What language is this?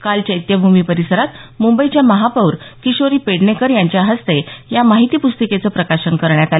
Marathi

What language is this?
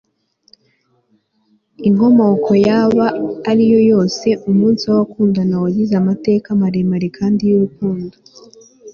Kinyarwanda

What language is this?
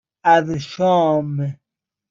Persian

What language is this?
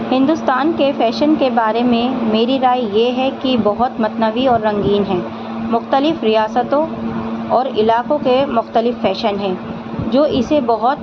Urdu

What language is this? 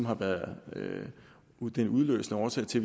Danish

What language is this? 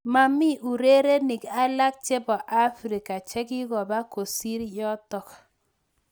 Kalenjin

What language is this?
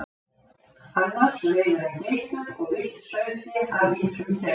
Icelandic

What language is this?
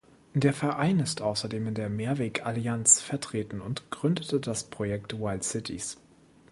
German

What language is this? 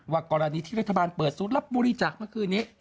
Thai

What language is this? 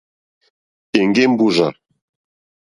Mokpwe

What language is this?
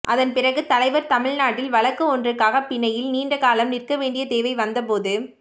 Tamil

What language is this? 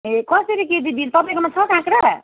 Nepali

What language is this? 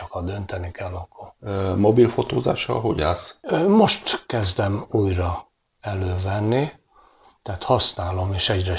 Hungarian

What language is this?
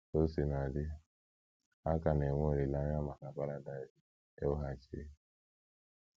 Igbo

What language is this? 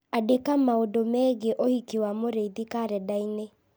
Kikuyu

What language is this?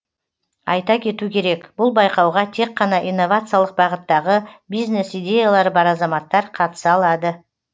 Kazakh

